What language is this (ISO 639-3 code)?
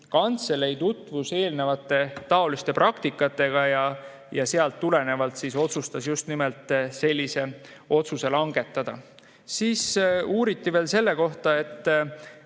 est